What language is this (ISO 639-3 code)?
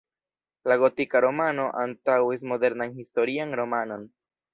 epo